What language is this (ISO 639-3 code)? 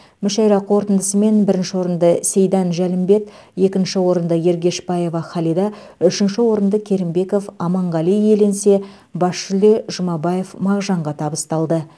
kaz